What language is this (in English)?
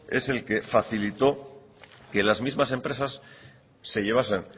Spanish